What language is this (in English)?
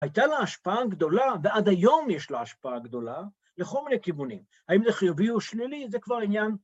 Hebrew